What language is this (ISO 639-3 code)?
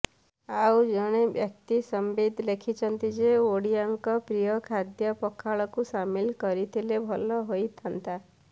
ori